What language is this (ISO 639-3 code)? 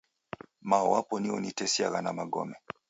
dav